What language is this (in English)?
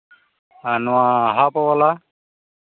Santali